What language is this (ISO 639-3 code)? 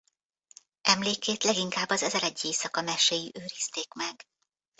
hun